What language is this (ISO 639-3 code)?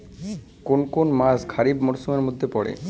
ben